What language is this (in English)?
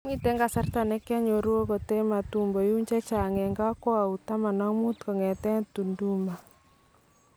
Kalenjin